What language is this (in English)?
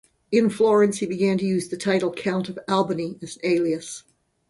English